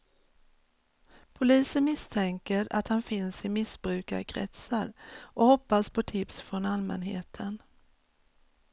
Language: Swedish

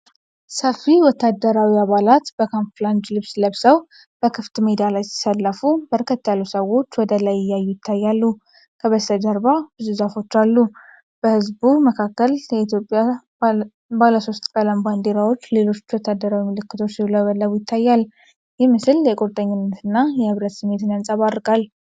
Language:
Amharic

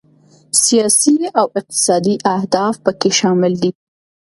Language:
Pashto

